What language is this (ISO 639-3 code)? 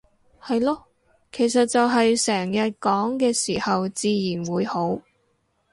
yue